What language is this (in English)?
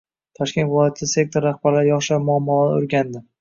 Uzbek